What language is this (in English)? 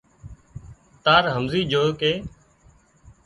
Wadiyara Koli